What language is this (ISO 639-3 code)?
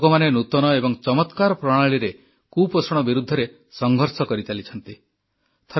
ori